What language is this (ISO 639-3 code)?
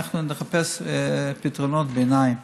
heb